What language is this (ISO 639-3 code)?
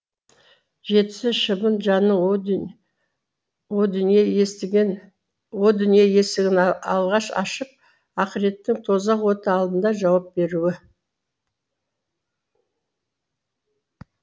kaz